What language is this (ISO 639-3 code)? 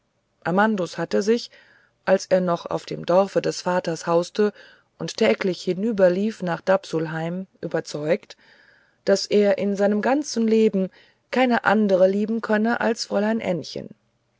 deu